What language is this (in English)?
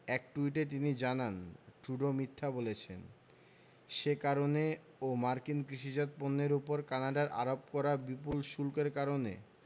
Bangla